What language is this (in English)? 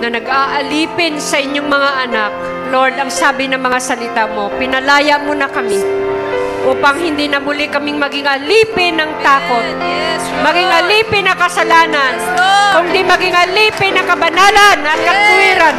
Filipino